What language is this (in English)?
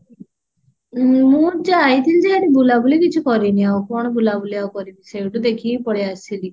Odia